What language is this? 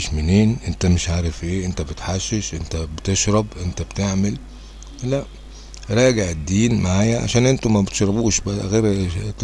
Arabic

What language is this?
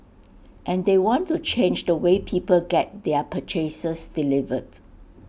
English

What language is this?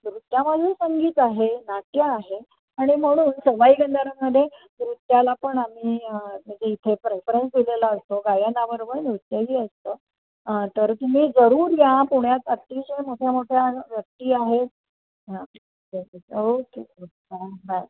Marathi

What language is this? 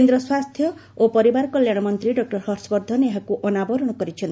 Odia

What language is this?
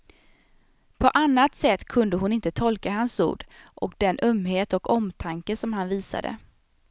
Swedish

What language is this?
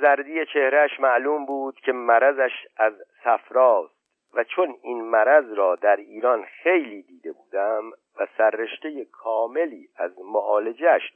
Persian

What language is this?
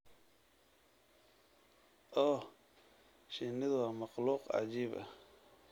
Somali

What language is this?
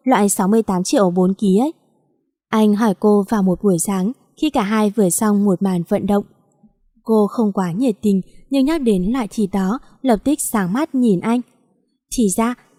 Vietnamese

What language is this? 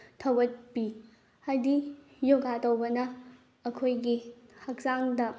Manipuri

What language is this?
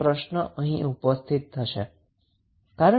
Gujarati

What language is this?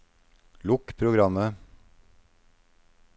Norwegian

